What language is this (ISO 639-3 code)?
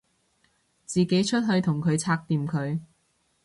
yue